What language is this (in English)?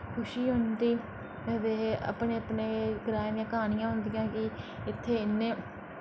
Dogri